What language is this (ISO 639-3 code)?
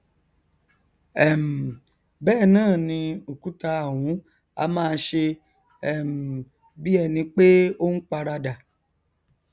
yor